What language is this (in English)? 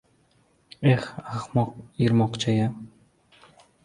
Uzbek